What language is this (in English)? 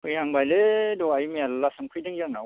Bodo